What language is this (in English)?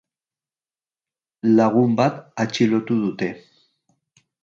Basque